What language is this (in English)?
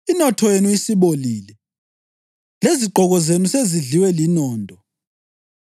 North Ndebele